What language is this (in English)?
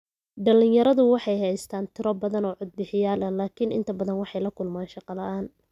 Somali